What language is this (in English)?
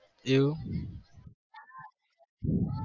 Gujarati